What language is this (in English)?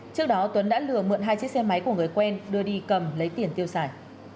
Vietnamese